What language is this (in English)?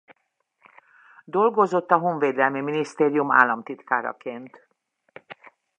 Hungarian